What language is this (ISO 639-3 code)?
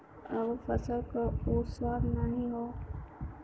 bho